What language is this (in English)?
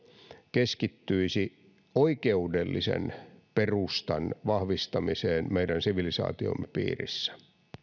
Finnish